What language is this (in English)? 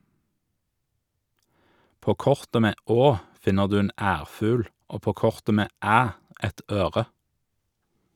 Norwegian